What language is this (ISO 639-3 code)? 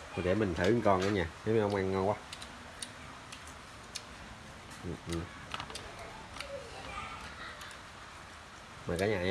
vie